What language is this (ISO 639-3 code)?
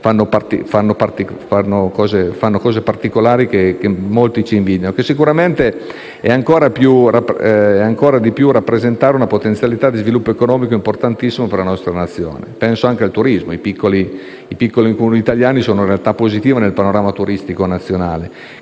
ita